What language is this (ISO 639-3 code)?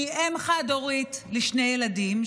heb